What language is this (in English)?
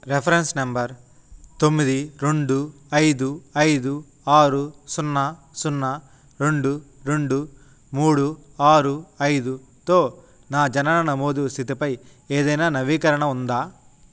Telugu